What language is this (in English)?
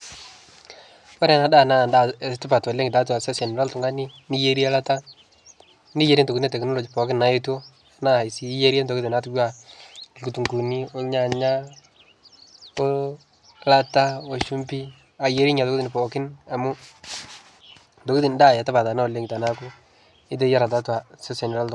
Masai